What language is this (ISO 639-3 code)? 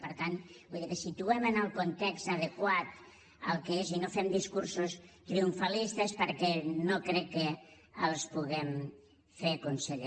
cat